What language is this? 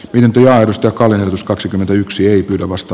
Finnish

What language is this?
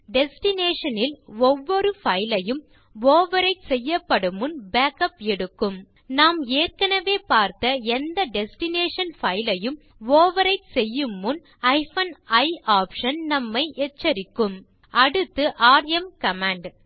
Tamil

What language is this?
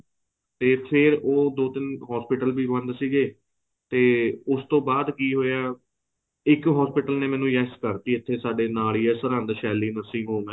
Punjabi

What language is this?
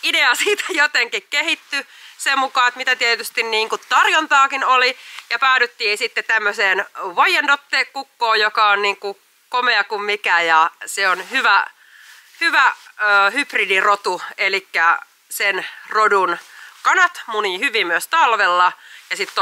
Finnish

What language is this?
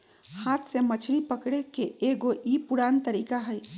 Magahi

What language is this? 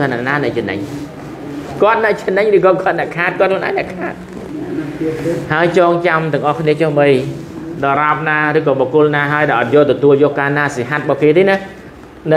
Thai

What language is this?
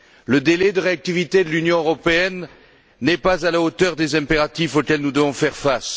French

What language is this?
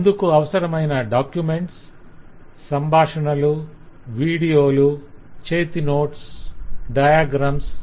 Telugu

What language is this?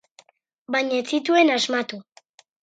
Basque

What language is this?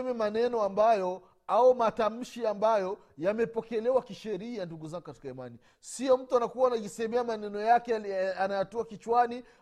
Swahili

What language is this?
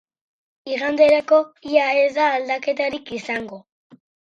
Basque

